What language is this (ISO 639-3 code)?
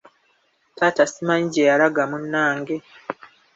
lug